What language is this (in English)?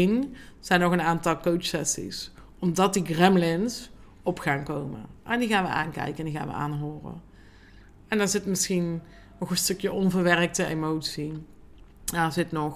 Dutch